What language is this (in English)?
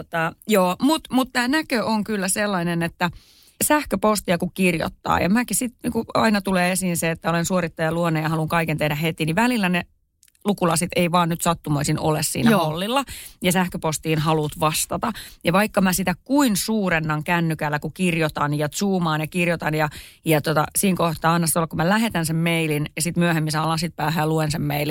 Finnish